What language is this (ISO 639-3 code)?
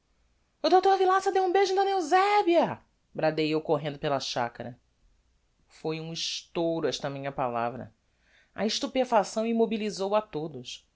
por